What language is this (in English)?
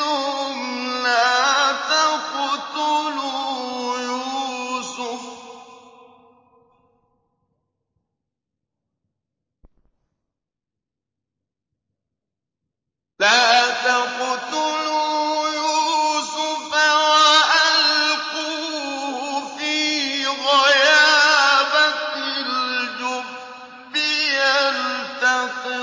Arabic